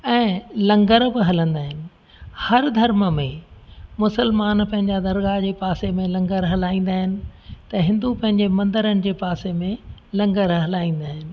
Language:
Sindhi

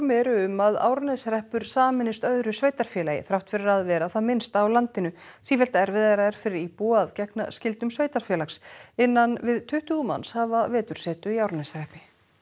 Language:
Icelandic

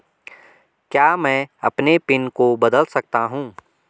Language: Hindi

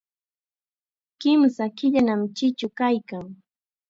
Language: Chiquián Ancash Quechua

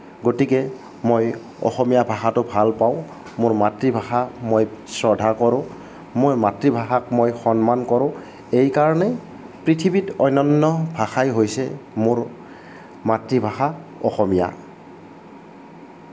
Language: Assamese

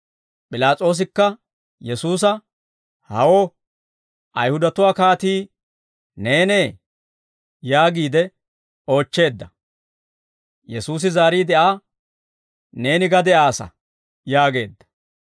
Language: Dawro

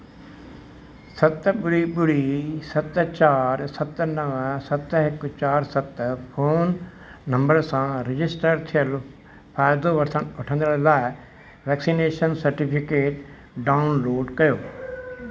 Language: Sindhi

